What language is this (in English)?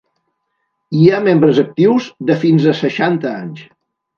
Catalan